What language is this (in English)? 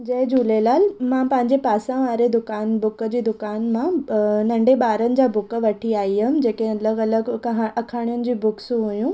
Sindhi